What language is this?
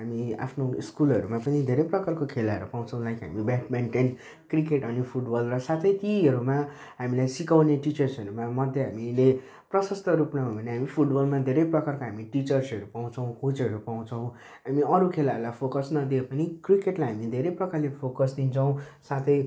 Nepali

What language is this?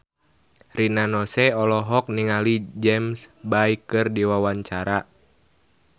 Sundanese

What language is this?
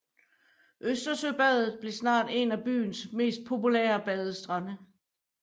Danish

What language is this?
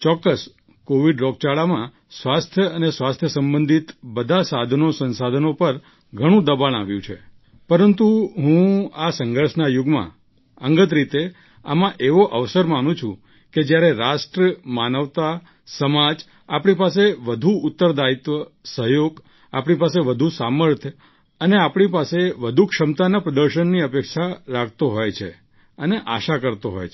Gujarati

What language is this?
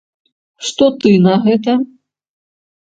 Belarusian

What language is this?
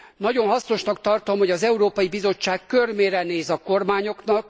Hungarian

